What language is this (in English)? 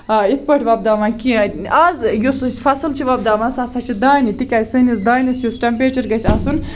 Kashmiri